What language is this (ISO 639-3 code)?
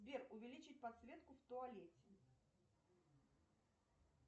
rus